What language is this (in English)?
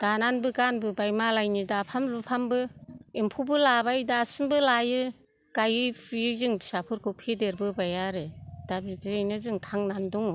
Bodo